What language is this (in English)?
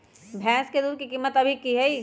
Magahi